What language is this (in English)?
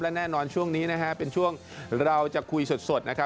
Thai